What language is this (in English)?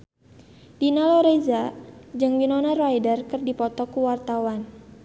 Sundanese